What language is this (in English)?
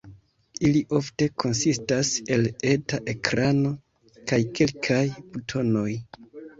Esperanto